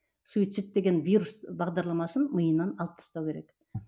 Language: Kazakh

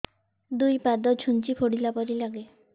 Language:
Odia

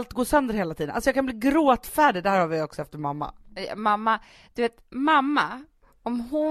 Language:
Swedish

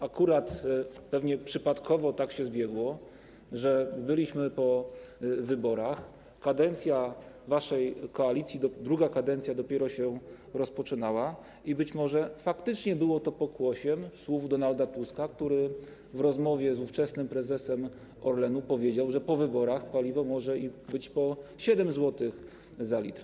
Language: Polish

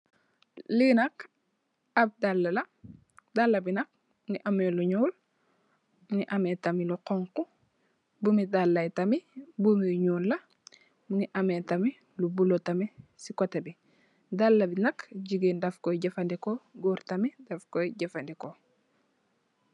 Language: Wolof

